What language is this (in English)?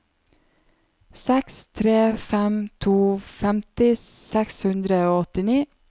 Norwegian